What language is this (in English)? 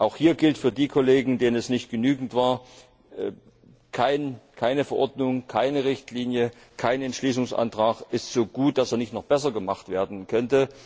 German